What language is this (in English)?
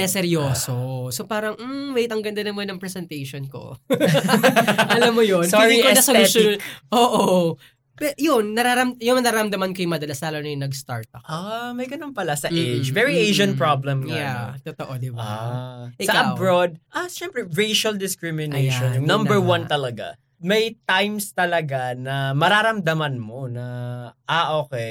Filipino